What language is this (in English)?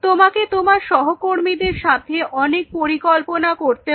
Bangla